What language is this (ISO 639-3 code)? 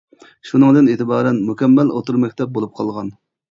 uig